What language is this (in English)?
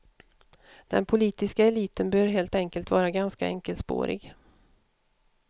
Swedish